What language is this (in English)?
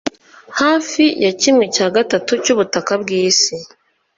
Kinyarwanda